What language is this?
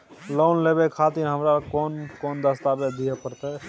Maithili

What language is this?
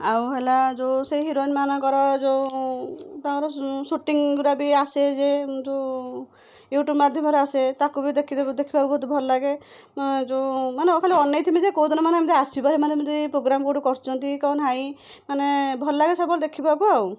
Odia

